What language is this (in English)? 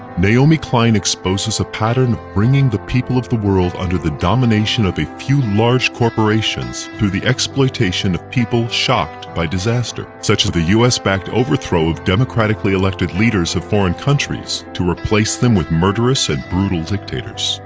English